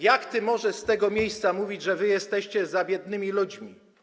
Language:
Polish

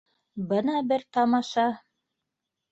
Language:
Bashkir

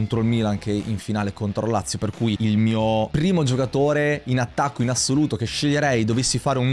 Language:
Italian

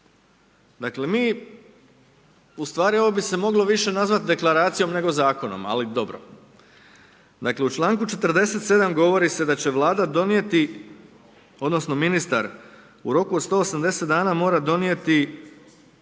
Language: Croatian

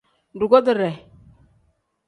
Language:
Tem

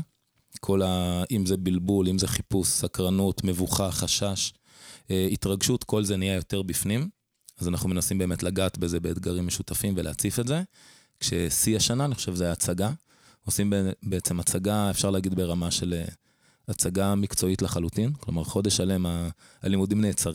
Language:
Hebrew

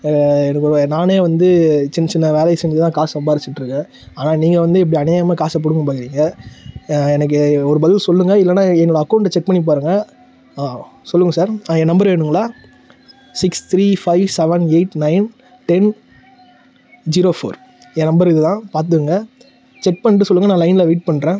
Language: Tamil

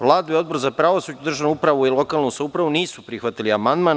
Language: Serbian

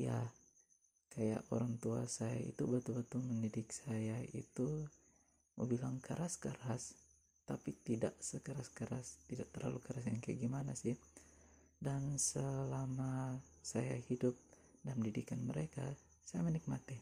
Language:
Indonesian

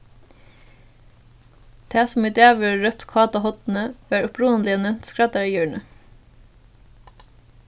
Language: Faroese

